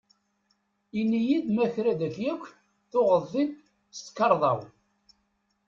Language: Kabyle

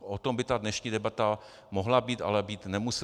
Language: Czech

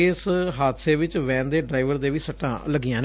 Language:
Punjabi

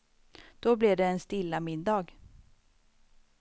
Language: Swedish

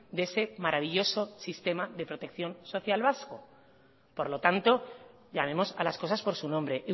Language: Spanish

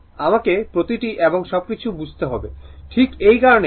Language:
Bangla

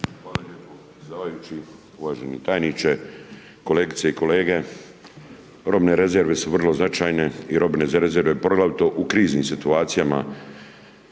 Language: Croatian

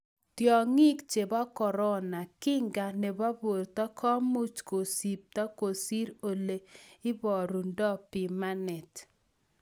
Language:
Kalenjin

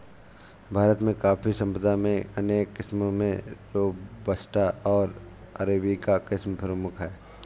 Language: Hindi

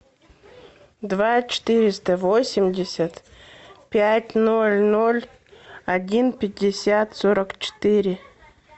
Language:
Russian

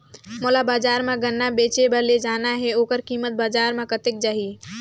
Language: Chhattisgarhi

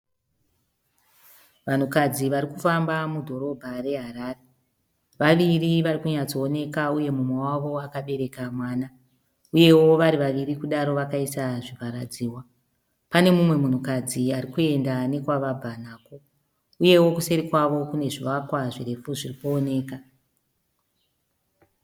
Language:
Shona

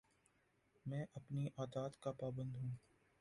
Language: Urdu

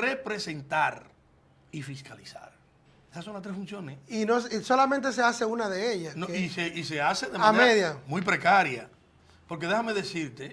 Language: Spanish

